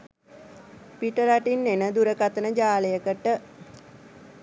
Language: Sinhala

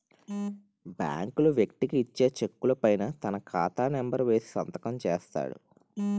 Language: Telugu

